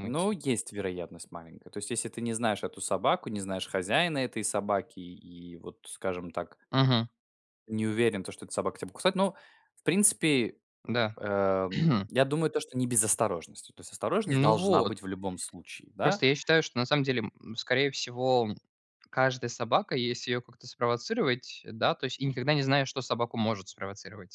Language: Russian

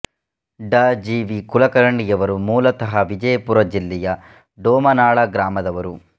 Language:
Kannada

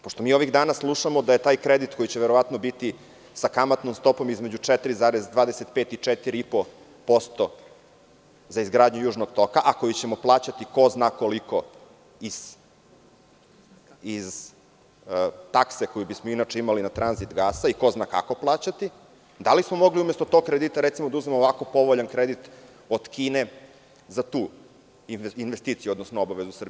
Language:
Serbian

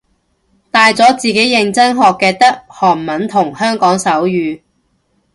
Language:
Cantonese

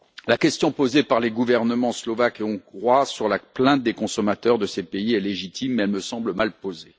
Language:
French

